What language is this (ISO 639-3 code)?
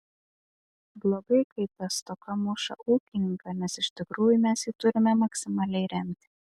lit